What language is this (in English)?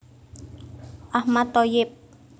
Javanese